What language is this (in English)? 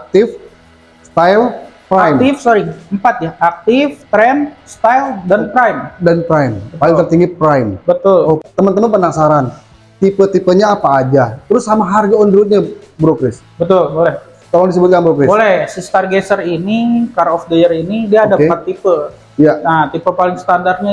Indonesian